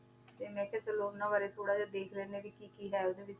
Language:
Punjabi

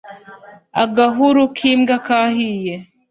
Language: Kinyarwanda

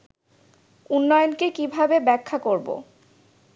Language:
Bangla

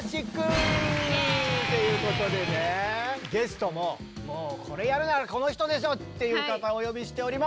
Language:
Japanese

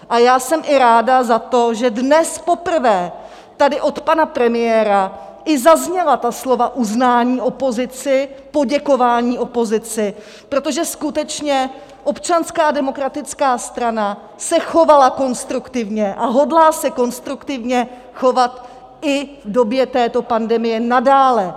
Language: Czech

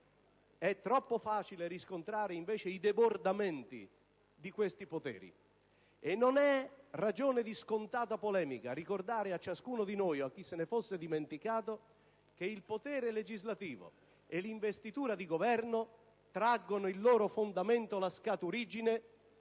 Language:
Italian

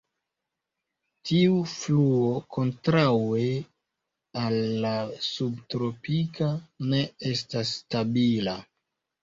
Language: Esperanto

